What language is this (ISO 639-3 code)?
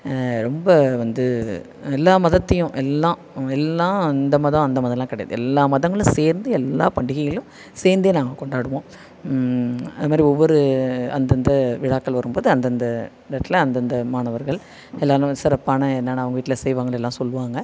tam